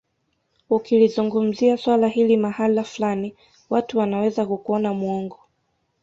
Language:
Swahili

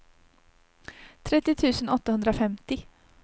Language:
Swedish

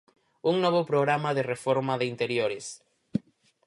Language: Galician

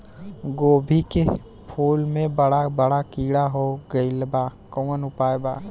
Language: Bhojpuri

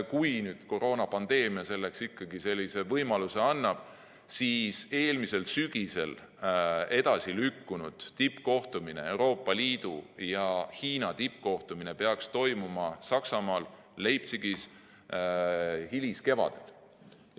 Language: Estonian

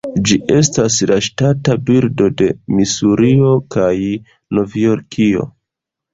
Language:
Esperanto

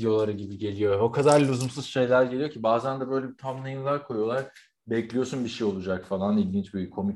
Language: Turkish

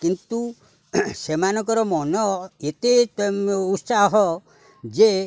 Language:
Odia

